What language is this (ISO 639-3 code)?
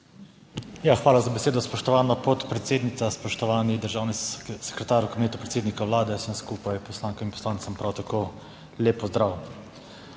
slv